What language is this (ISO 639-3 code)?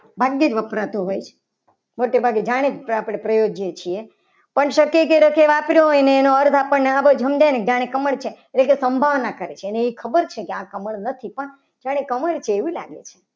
guj